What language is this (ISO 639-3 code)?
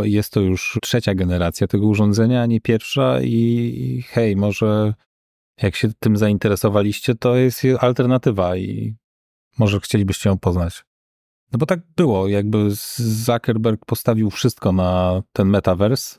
pol